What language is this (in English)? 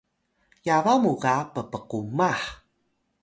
Atayal